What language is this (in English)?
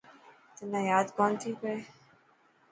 Dhatki